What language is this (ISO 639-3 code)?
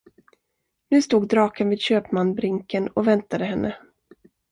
swe